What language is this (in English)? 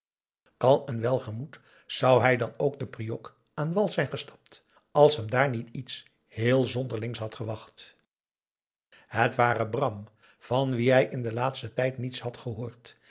Dutch